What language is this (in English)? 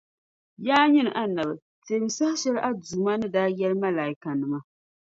Dagbani